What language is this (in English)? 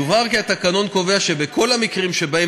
Hebrew